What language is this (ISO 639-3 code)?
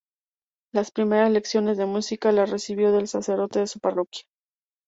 spa